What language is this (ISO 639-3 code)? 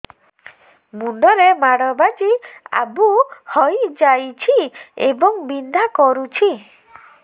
ori